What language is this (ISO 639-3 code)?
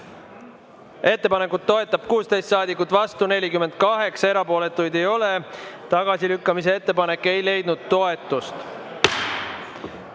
est